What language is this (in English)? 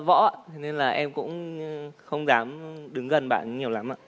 Vietnamese